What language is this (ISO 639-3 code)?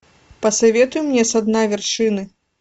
rus